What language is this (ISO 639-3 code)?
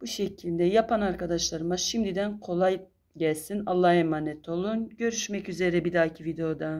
tur